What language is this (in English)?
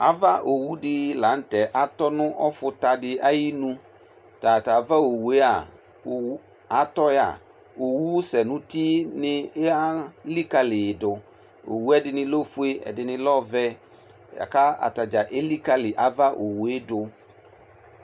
Ikposo